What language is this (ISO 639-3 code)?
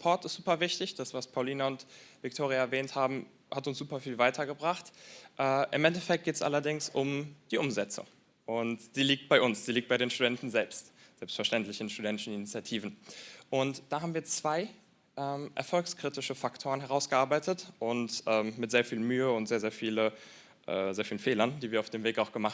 deu